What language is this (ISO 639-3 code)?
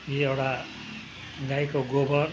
nep